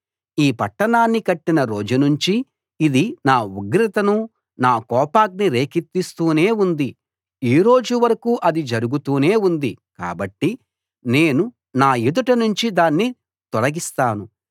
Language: Telugu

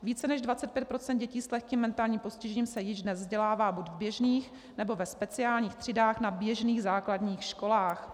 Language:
Czech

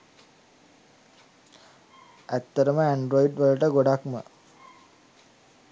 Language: Sinhala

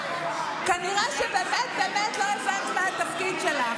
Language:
Hebrew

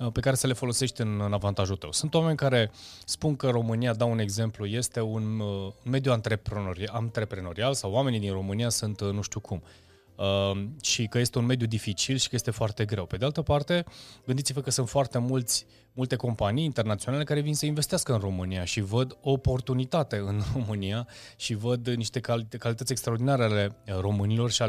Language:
Romanian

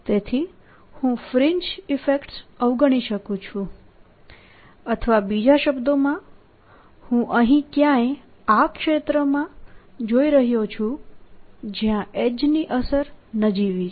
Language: Gujarati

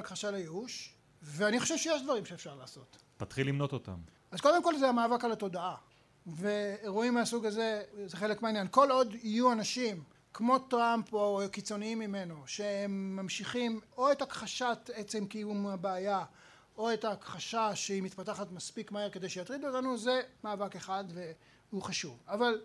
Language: Hebrew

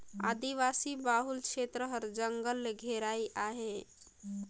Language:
Chhattisgarhi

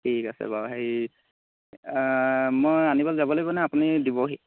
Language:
Assamese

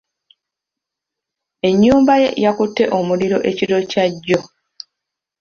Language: Ganda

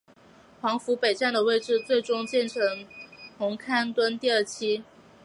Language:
Chinese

